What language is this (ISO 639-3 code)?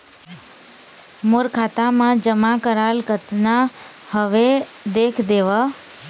hne